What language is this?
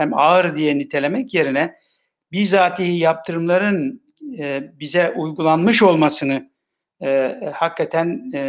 Turkish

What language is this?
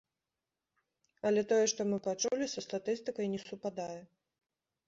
Belarusian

